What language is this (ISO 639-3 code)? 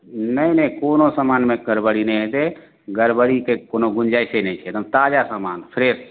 mai